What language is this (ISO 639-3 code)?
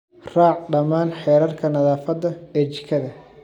som